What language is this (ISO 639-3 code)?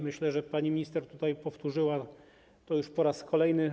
pol